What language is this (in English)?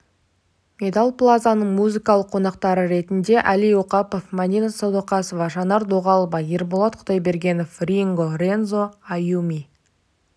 Kazakh